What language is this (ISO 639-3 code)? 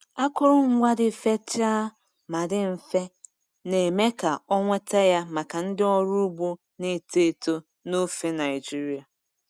ibo